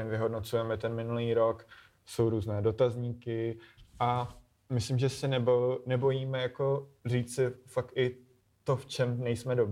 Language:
Czech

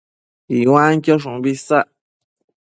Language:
Matsés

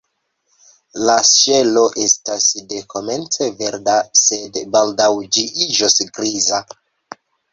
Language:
Esperanto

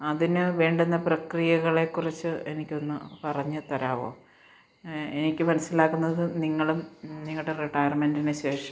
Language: Malayalam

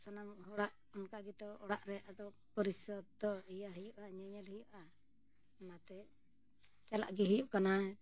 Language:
Santali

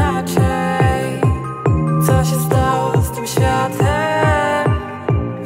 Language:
Dutch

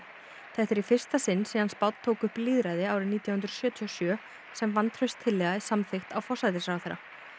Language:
Icelandic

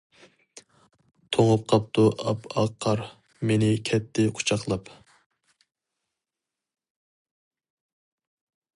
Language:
Uyghur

